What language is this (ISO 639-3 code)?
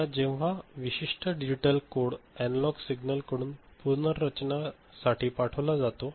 mar